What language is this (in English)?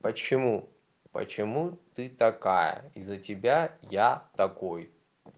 Russian